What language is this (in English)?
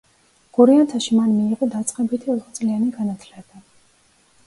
Georgian